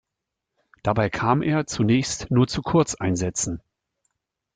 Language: German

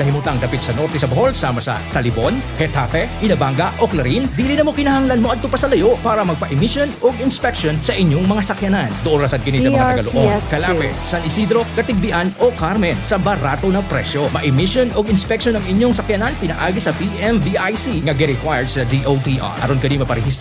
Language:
Filipino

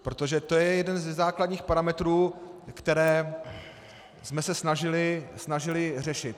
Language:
Czech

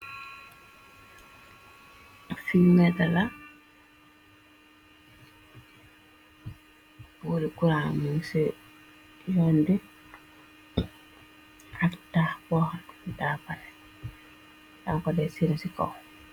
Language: Wolof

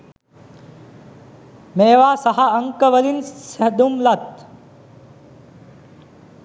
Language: Sinhala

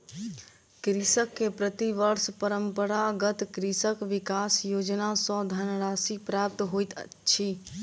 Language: Maithili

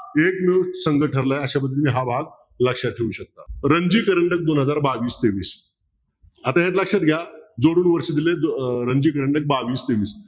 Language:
Marathi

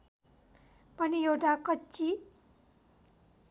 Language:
Nepali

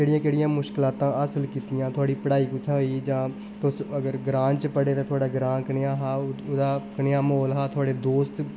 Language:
Dogri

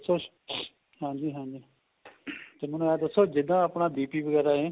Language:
Punjabi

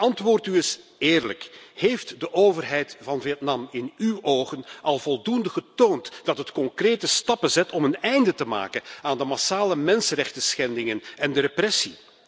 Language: Dutch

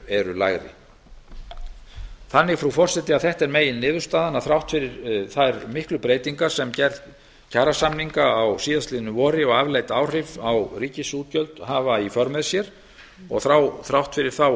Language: Icelandic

